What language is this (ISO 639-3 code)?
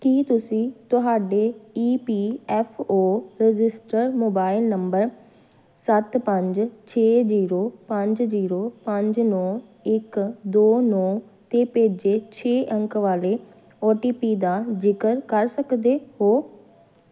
pan